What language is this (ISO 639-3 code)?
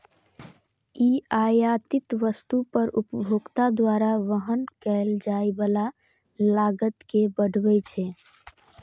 mai